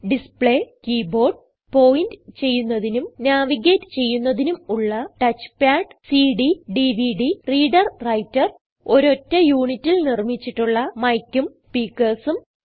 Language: Malayalam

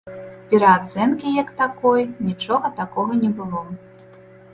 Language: Belarusian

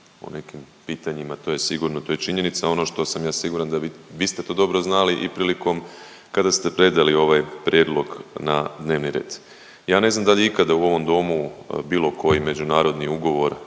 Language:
Croatian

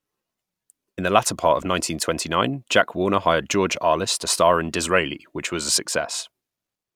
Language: English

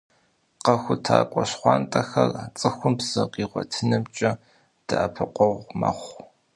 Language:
Kabardian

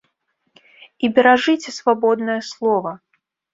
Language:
Belarusian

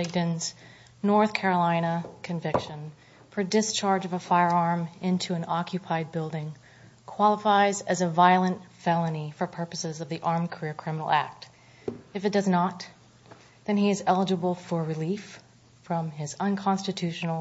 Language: English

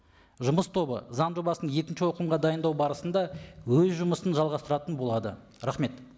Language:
Kazakh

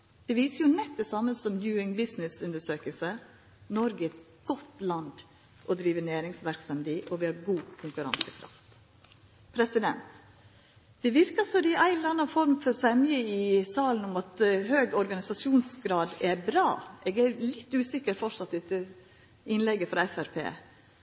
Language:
Norwegian Nynorsk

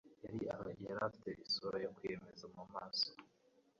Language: Kinyarwanda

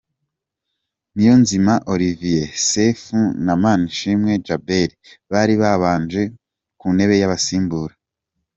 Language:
Kinyarwanda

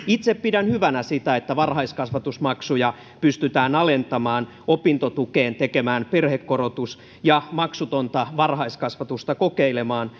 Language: Finnish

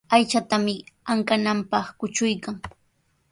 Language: Sihuas Ancash Quechua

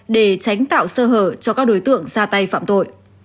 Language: Vietnamese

